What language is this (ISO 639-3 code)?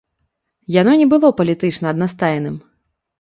bel